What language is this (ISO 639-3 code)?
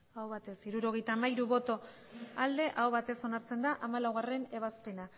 eus